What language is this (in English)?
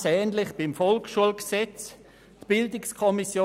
Swiss German